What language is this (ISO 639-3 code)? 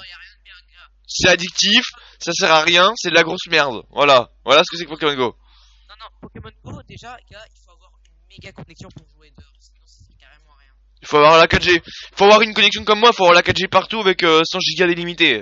fra